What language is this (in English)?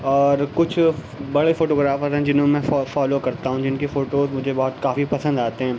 Urdu